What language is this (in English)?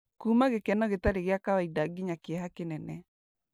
Kikuyu